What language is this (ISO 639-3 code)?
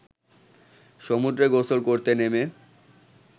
ben